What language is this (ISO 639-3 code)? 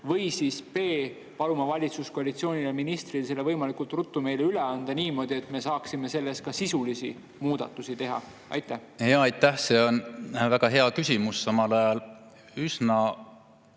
est